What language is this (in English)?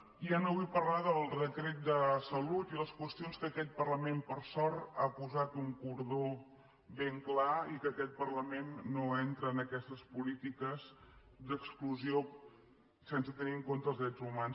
Catalan